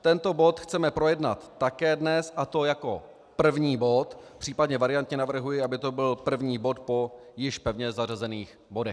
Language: Czech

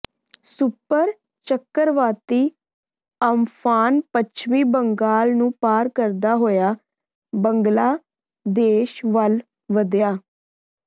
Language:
Punjabi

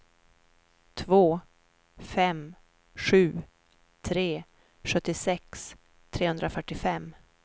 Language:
Swedish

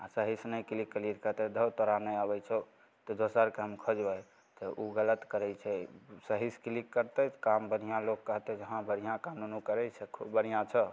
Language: Maithili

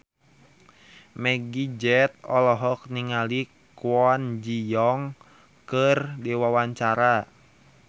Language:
Sundanese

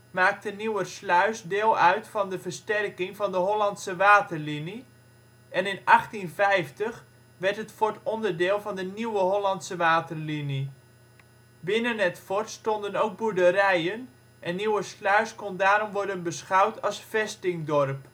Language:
Dutch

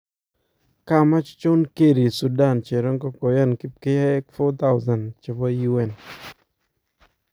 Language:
Kalenjin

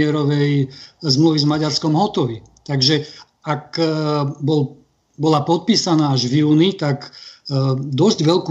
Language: Slovak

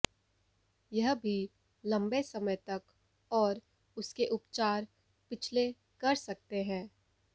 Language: Hindi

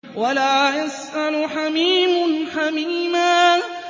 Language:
Arabic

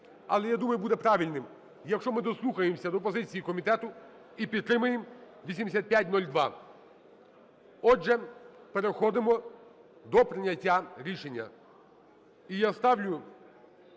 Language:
Ukrainian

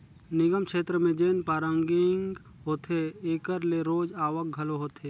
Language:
Chhattisgarhi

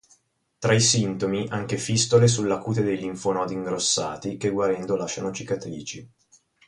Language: Italian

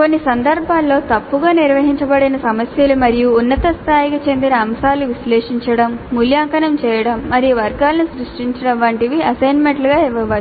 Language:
Telugu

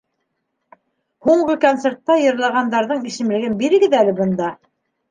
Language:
Bashkir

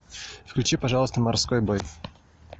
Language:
Russian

